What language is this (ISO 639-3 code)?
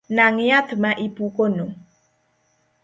luo